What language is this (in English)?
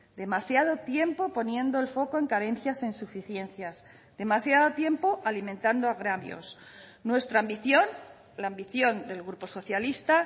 Spanish